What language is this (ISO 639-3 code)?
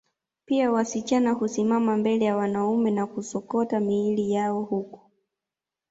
swa